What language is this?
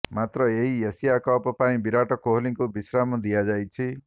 Odia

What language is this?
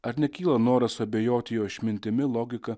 Lithuanian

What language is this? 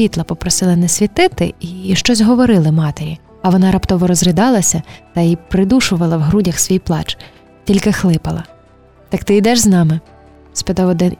Ukrainian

